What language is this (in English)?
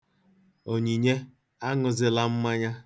Igbo